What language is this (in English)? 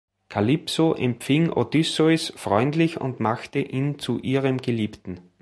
German